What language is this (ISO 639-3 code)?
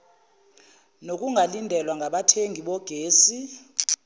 zul